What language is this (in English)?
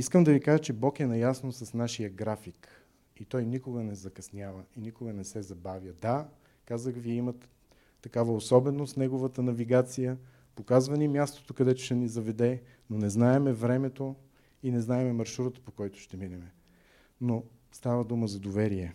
Bulgarian